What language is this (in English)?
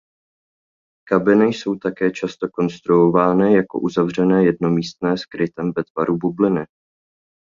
Czech